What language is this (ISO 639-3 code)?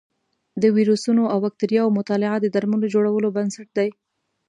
pus